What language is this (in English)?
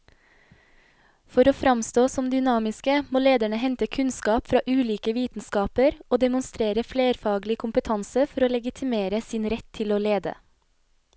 Norwegian